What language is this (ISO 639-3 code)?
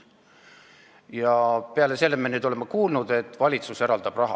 est